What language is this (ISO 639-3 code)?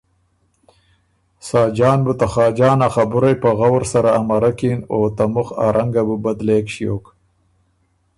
oru